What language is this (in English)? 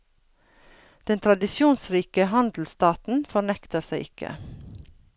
Norwegian